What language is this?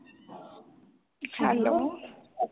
Punjabi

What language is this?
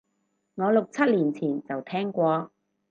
Cantonese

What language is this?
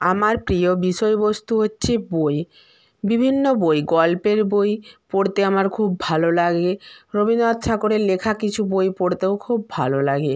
Bangla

